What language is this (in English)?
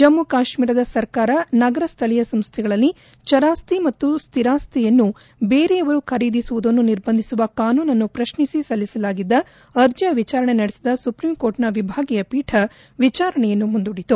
Kannada